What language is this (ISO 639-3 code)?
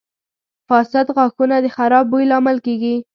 pus